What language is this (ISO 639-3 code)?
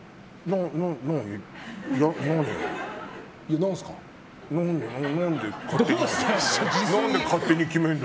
jpn